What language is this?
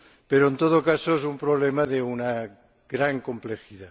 Spanish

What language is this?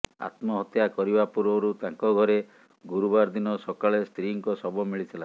Odia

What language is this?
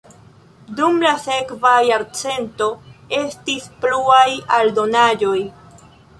Esperanto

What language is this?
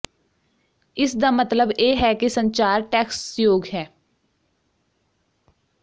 Punjabi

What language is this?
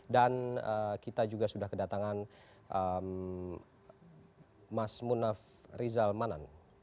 Indonesian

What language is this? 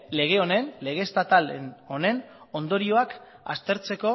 Basque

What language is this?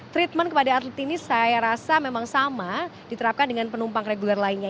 Indonesian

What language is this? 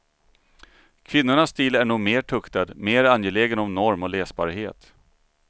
Swedish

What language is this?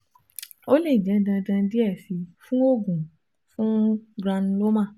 Yoruba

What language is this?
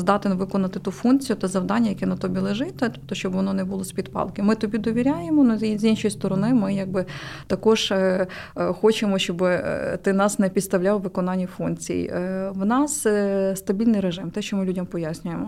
Ukrainian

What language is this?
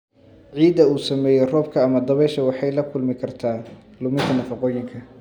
Somali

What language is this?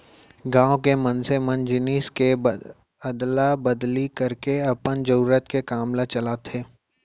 Chhattisgarhi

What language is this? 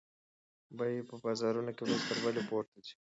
Pashto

